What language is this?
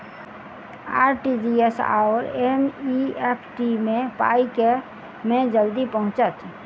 Maithili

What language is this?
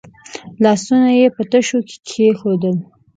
Pashto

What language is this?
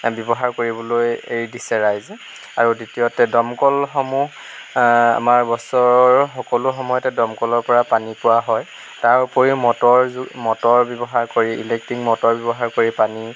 Assamese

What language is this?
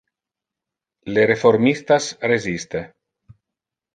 Interlingua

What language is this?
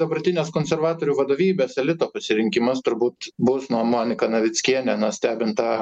Lithuanian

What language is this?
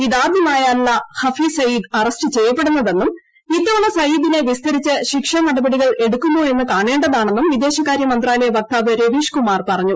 Malayalam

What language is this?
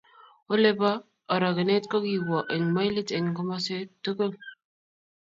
Kalenjin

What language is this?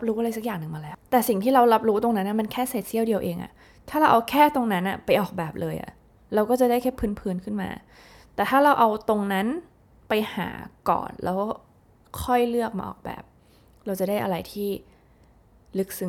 Thai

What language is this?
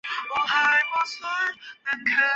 Chinese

